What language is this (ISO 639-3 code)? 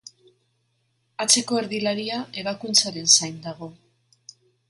eus